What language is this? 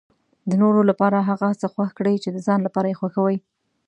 Pashto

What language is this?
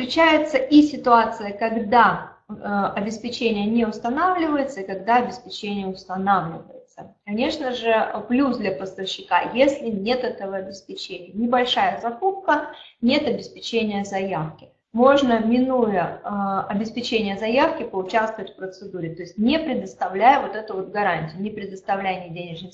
Russian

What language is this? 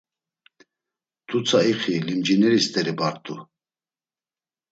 Laz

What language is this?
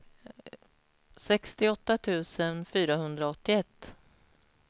Swedish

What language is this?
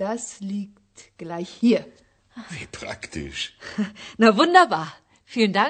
Bulgarian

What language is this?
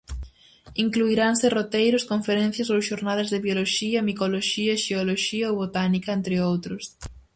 Galician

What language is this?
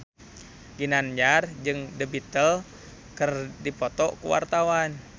Sundanese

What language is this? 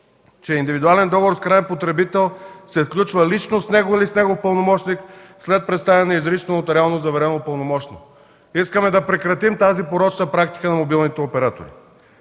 Bulgarian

